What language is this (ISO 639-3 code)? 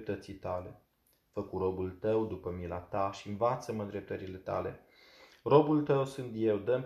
ron